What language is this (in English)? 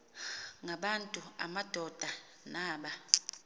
Xhosa